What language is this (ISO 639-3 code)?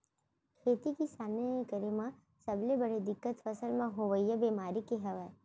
hne